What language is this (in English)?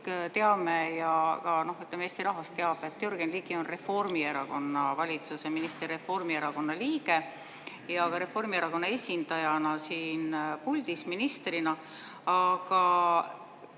Estonian